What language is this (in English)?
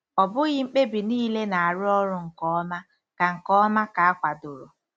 Igbo